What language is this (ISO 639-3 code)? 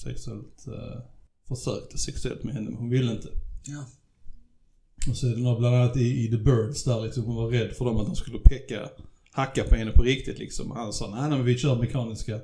swe